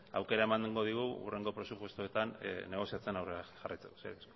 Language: Basque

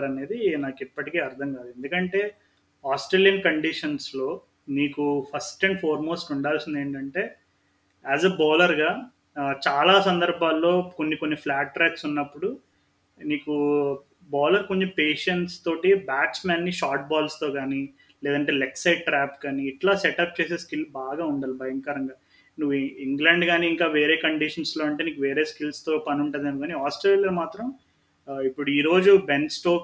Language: Telugu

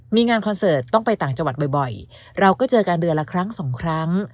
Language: Thai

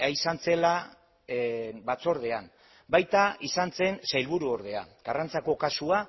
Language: Basque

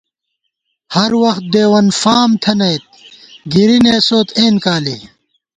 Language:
Gawar-Bati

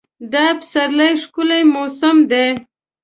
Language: Pashto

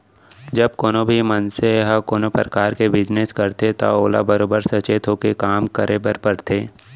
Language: Chhattisgarhi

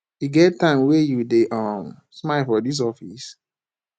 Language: Nigerian Pidgin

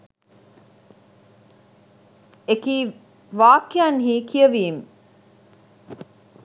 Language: Sinhala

